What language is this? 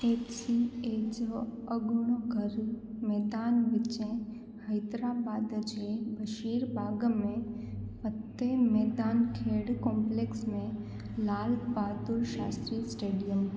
Sindhi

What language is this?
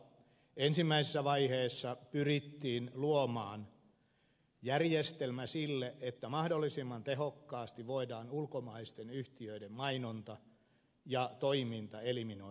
Finnish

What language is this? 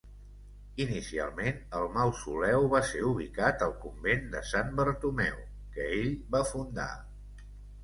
Catalan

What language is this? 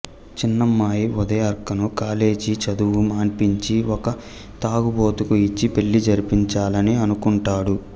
Telugu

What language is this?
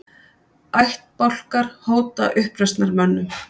Icelandic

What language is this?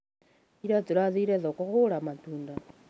Kikuyu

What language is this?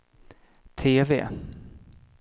Swedish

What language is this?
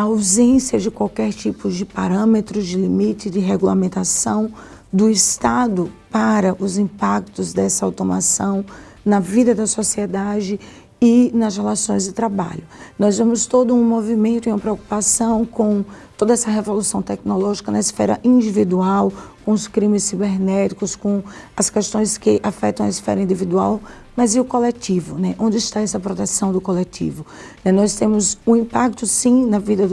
Portuguese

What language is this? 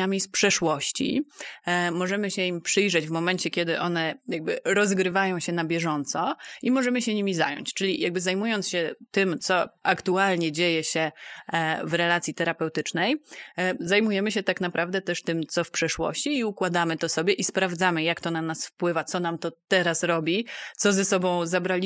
Polish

